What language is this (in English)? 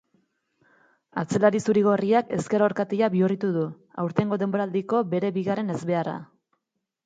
Basque